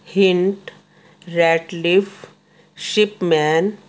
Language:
Punjabi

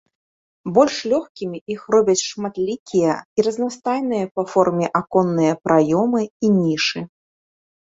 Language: Belarusian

